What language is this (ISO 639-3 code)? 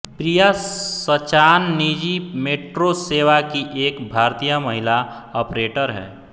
hin